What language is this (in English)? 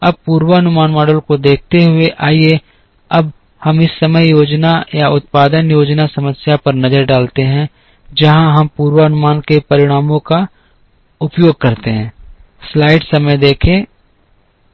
Hindi